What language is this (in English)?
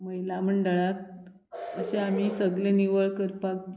Konkani